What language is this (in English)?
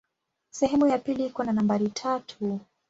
Swahili